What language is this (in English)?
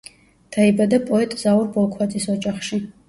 Georgian